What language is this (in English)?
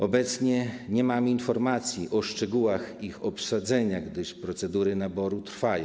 Polish